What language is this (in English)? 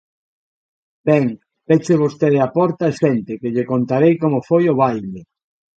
Galician